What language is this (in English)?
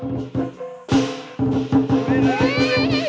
Thai